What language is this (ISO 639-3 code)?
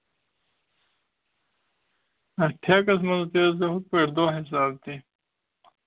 kas